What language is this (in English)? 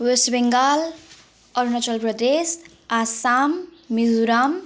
Nepali